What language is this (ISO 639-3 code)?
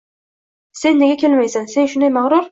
uzb